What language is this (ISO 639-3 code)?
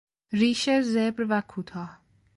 fas